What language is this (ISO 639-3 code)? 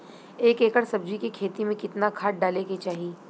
bho